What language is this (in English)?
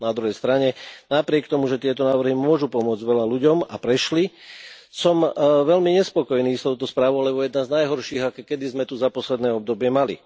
Slovak